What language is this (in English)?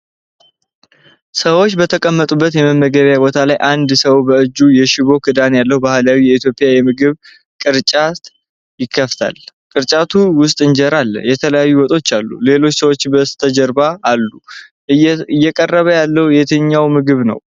Amharic